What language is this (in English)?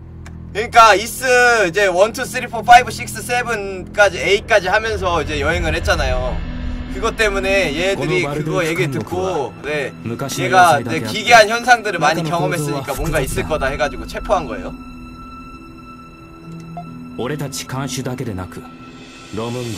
Korean